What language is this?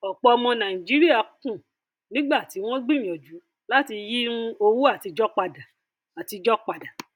Yoruba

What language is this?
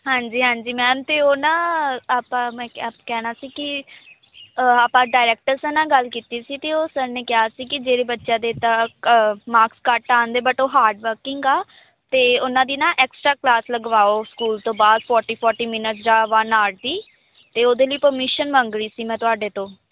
Punjabi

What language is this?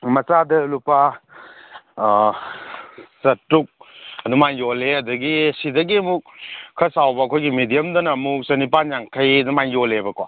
Manipuri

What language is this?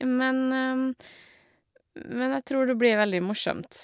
Norwegian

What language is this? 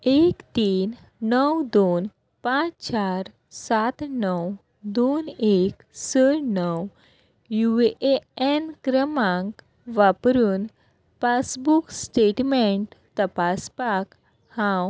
Konkani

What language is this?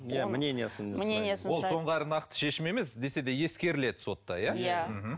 Kazakh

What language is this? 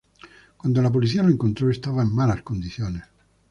Spanish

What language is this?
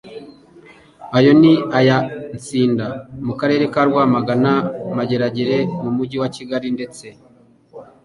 Kinyarwanda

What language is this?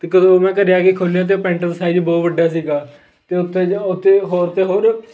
Punjabi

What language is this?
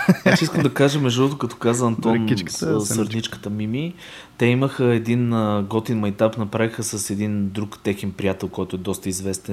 Bulgarian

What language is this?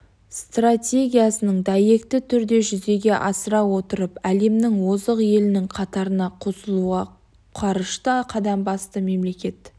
Kazakh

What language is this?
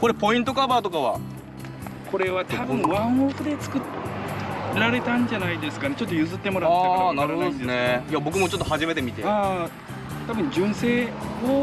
Japanese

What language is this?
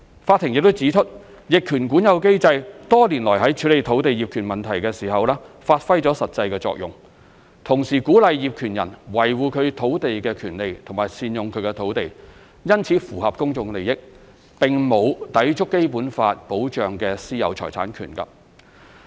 Cantonese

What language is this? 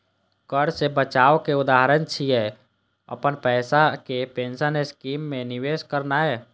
Maithili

